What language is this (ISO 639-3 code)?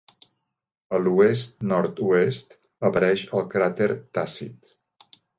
cat